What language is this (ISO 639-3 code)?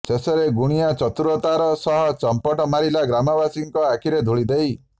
ori